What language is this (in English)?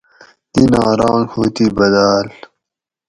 Gawri